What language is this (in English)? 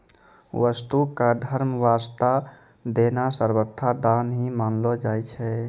Maithili